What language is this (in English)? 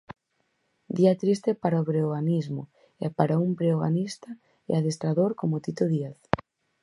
Galician